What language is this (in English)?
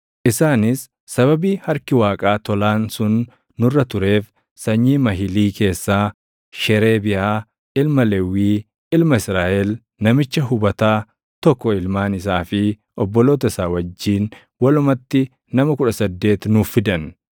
Oromo